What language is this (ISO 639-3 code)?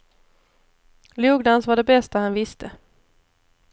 swe